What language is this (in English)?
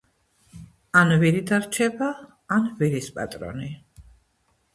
Georgian